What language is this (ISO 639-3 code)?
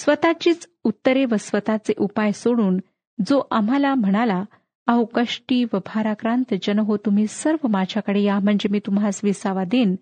mar